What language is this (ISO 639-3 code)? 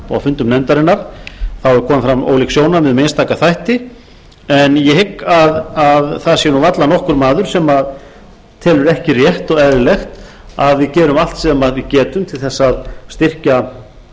isl